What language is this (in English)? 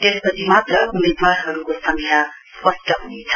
Nepali